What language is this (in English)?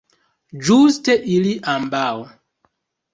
Esperanto